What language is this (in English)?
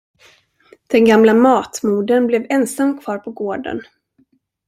Swedish